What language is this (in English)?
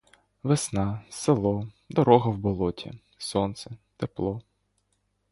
Ukrainian